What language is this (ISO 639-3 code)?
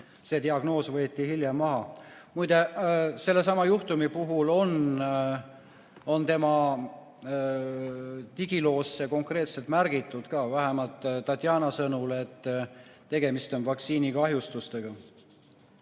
est